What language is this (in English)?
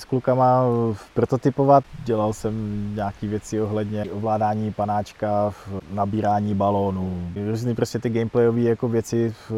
Czech